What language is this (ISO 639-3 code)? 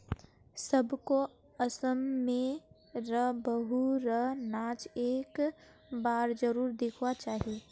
mag